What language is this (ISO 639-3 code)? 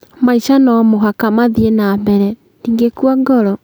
kik